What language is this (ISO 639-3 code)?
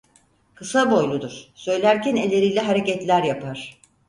tur